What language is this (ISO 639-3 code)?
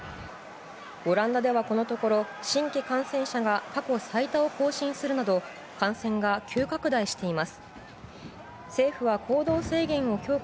jpn